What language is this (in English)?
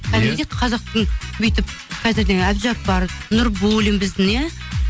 Kazakh